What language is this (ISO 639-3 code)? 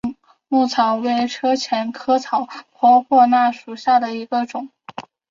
zho